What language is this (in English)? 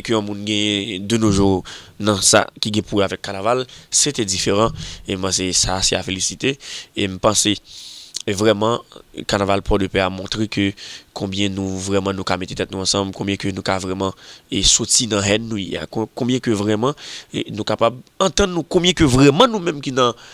French